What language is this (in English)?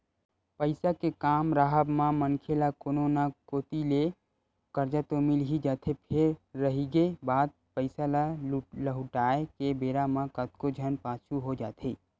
Chhattisgarhi